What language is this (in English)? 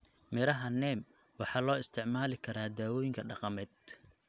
Somali